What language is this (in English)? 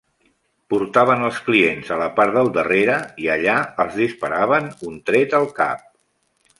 Catalan